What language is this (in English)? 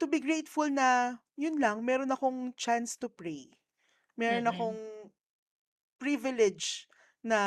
Filipino